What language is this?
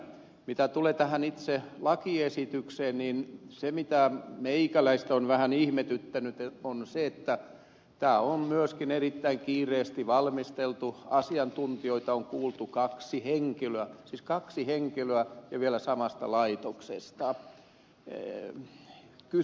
Finnish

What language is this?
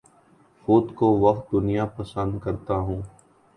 Urdu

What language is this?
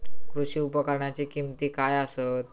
Marathi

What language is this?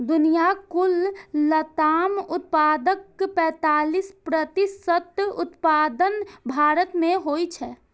Maithili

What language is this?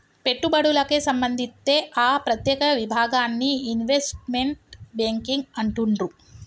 Telugu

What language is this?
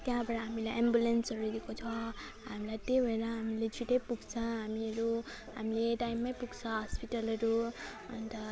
Nepali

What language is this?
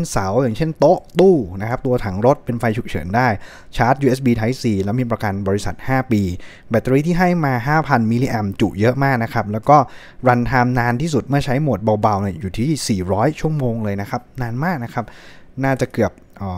Thai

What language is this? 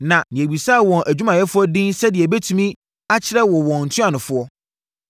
Akan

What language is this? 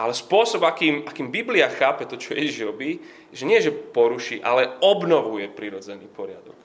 Slovak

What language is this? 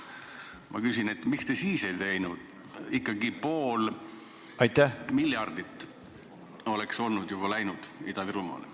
Estonian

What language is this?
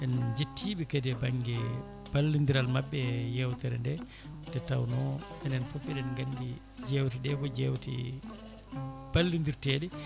Fula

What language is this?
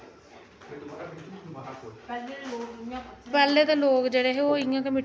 Dogri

